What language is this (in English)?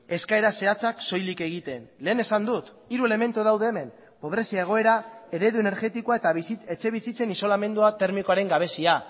Basque